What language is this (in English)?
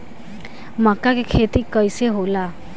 Bhojpuri